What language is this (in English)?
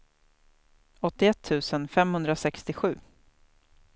Swedish